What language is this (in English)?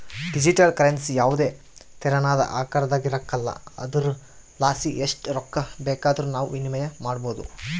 Kannada